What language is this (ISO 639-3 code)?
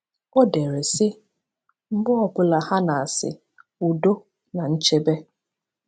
ibo